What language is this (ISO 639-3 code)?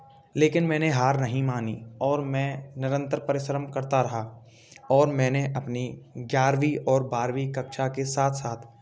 hin